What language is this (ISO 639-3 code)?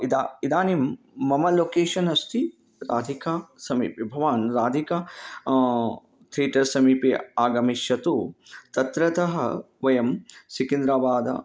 san